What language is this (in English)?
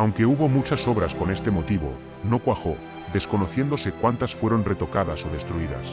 Spanish